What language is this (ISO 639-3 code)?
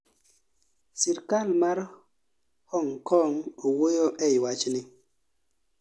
luo